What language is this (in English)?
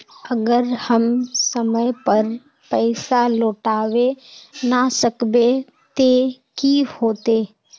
Magahi